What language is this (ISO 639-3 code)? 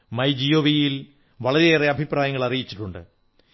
mal